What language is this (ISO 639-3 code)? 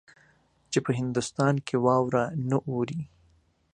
pus